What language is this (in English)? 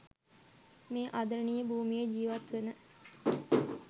Sinhala